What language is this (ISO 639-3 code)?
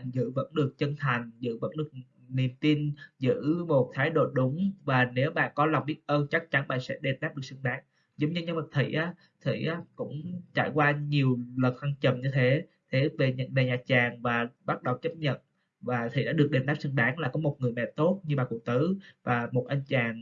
vie